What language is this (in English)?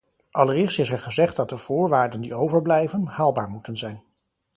Dutch